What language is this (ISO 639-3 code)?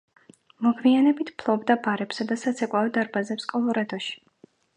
kat